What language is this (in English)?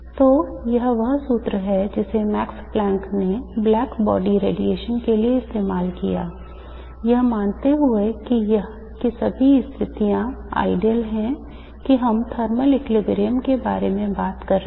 Hindi